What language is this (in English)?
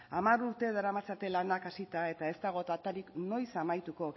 Basque